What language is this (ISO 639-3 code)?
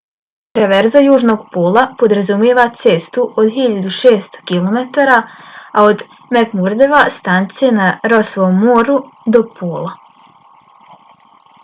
bos